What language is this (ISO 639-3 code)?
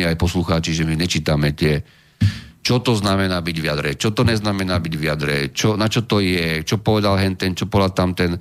slk